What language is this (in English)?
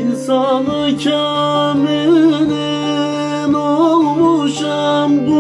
Turkish